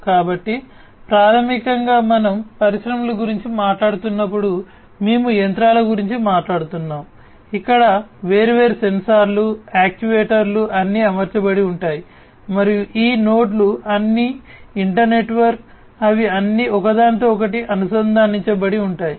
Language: Telugu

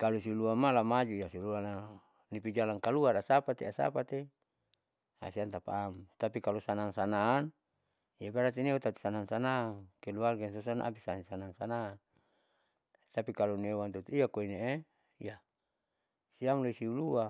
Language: Saleman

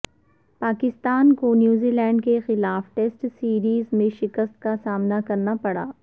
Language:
Urdu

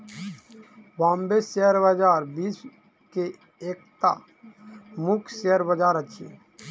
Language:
Maithili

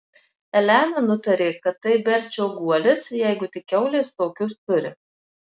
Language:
Lithuanian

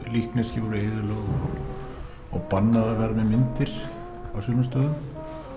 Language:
Icelandic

